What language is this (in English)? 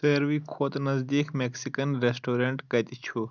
Kashmiri